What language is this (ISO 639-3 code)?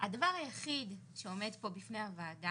heb